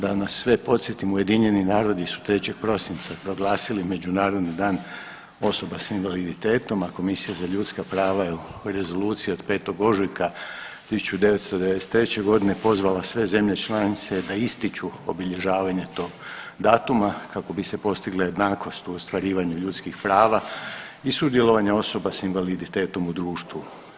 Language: Croatian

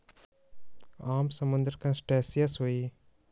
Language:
Magahi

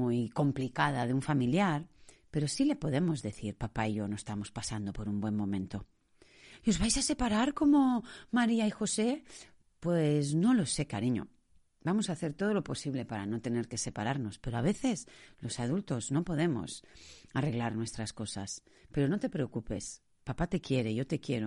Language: Spanish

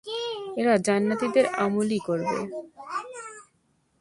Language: Bangla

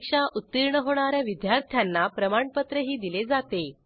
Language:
Marathi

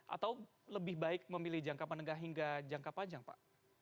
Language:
Indonesian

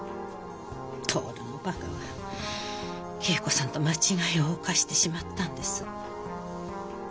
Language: Japanese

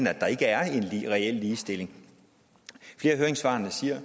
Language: Danish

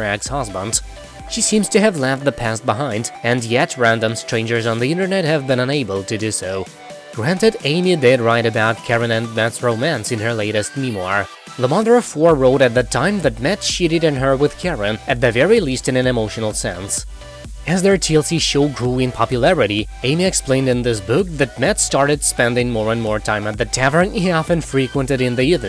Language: English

